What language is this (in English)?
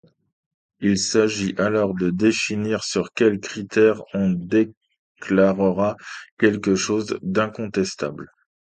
French